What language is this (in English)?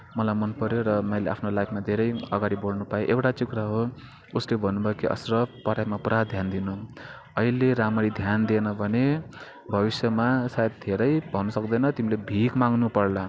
Nepali